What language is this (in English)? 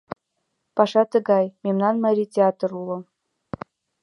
Mari